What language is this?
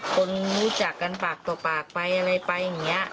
Thai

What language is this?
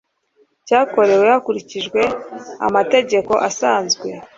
Kinyarwanda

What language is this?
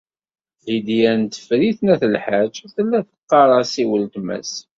Kabyle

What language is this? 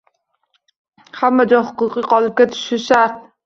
Uzbek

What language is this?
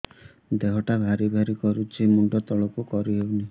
Odia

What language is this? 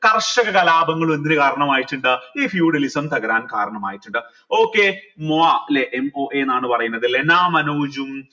Malayalam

